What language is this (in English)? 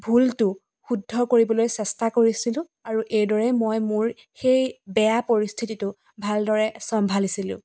Assamese